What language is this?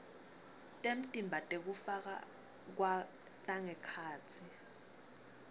Swati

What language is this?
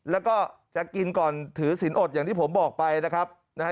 Thai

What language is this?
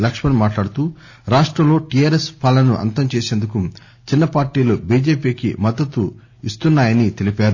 Telugu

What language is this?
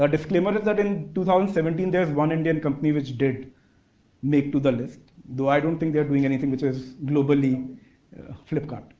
English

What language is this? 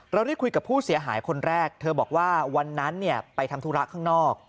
Thai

